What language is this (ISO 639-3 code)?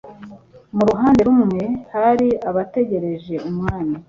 kin